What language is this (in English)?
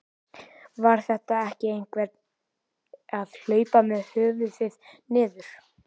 Icelandic